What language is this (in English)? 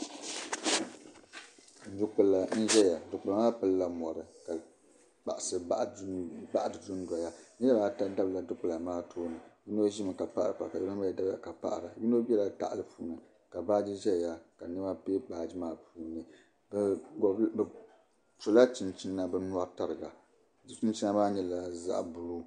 Dagbani